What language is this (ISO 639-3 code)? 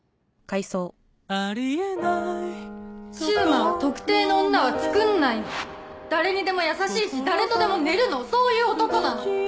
jpn